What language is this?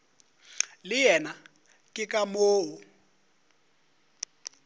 Northern Sotho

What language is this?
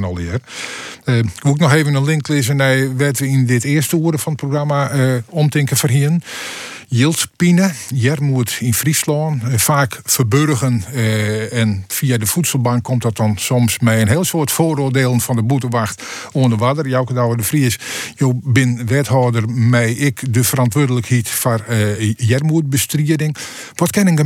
Dutch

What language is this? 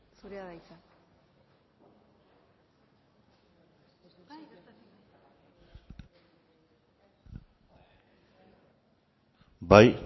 Basque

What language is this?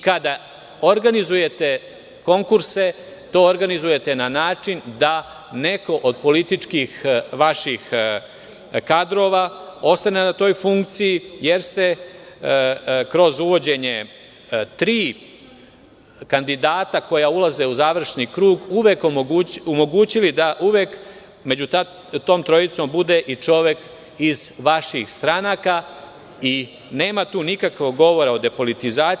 Serbian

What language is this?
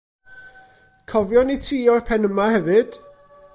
Welsh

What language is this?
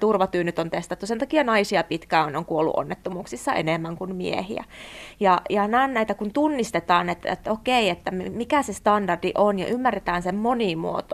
Finnish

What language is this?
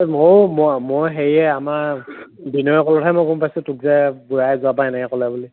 Assamese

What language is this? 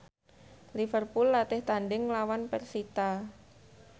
Javanese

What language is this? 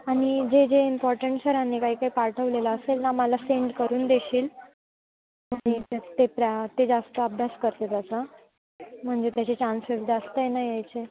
Marathi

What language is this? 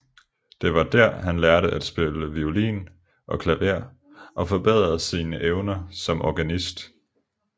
Danish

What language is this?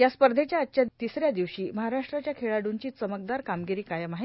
Marathi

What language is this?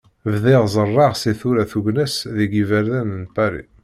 Kabyle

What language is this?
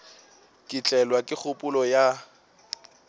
Northern Sotho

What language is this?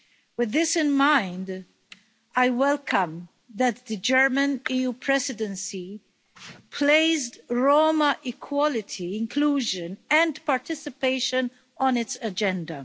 English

